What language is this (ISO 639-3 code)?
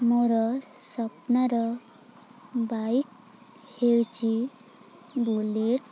ori